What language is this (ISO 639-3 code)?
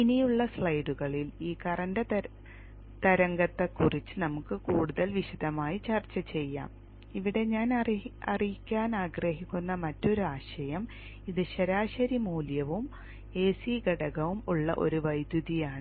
mal